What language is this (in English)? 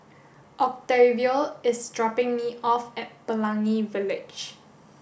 English